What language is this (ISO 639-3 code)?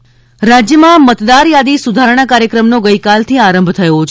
guj